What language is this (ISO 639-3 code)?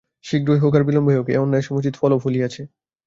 ben